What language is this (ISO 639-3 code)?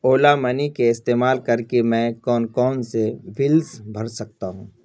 urd